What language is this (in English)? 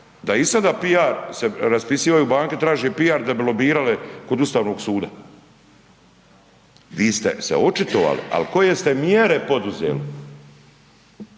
Croatian